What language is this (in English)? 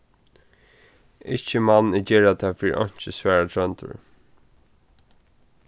Faroese